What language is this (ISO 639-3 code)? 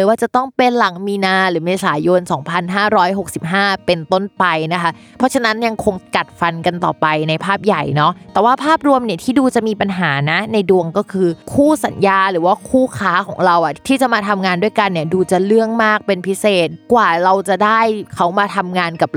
tha